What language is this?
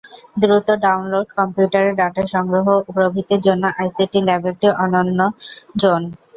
Bangla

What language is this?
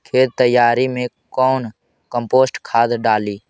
Magahi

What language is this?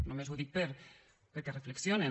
Catalan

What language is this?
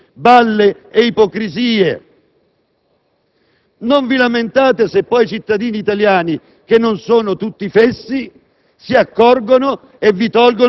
Italian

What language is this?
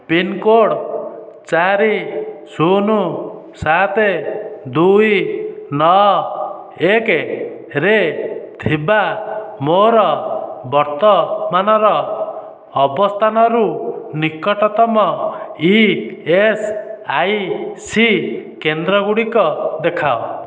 Odia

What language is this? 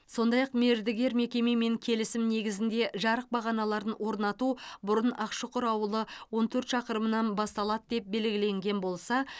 Kazakh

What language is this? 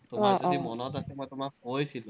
Assamese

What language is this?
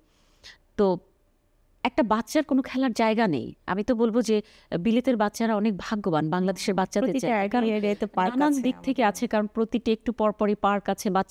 Bangla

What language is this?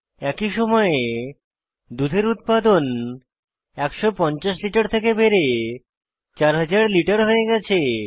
Bangla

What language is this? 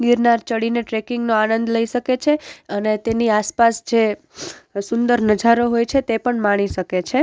Gujarati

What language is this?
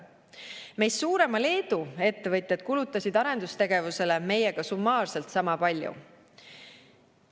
Estonian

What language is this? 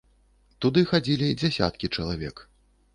Belarusian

